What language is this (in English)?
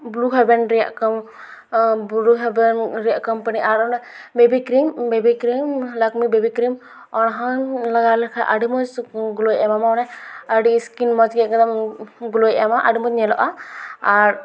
Santali